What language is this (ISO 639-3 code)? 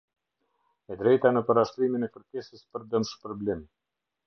sqi